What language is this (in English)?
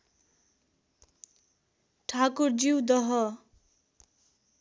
Nepali